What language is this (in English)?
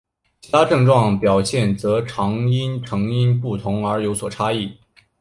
Chinese